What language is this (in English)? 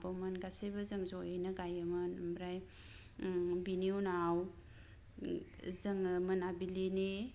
Bodo